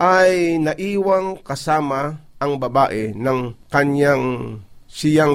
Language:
Filipino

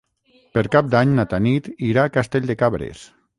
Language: Catalan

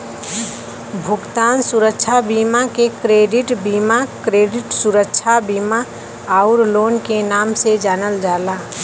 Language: Bhojpuri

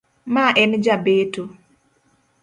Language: Luo (Kenya and Tanzania)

